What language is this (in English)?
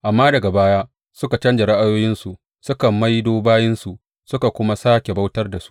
Hausa